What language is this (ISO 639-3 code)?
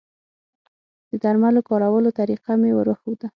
pus